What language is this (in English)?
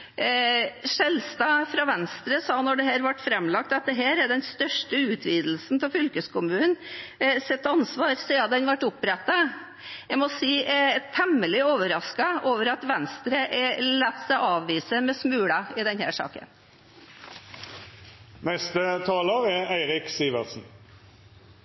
Norwegian Bokmål